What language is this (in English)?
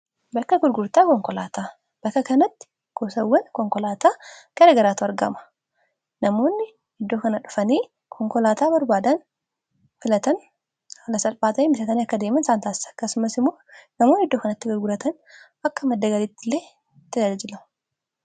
Oromo